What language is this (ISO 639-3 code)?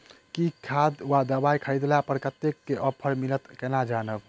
mai